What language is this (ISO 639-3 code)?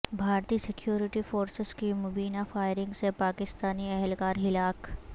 urd